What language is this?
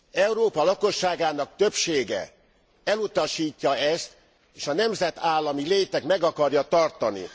Hungarian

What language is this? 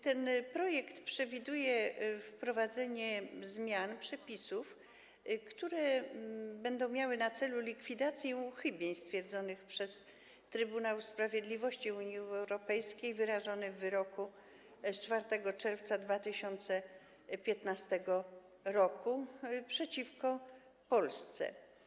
Polish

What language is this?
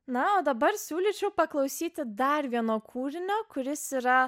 Lithuanian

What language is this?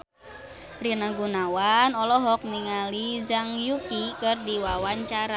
Sundanese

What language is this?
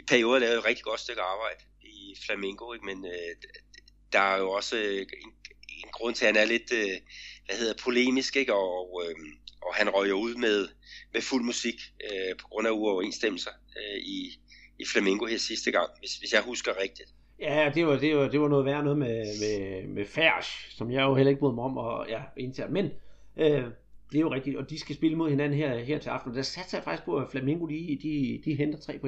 Danish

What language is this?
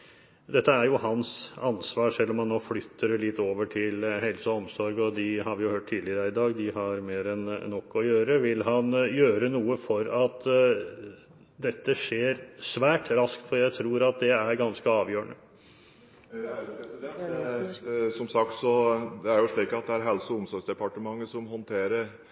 Norwegian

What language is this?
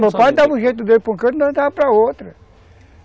Portuguese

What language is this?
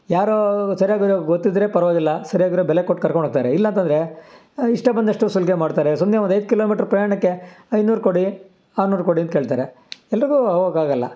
Kannada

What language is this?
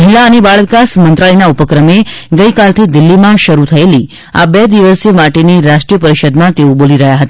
Gujarati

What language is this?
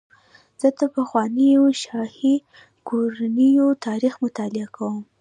Pashto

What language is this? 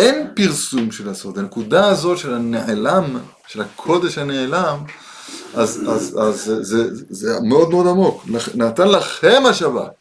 Hebrew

